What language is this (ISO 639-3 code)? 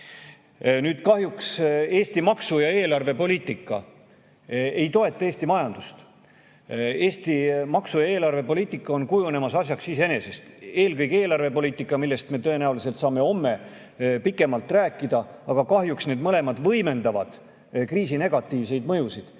est